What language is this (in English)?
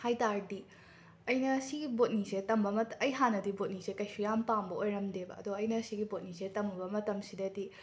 Manipuri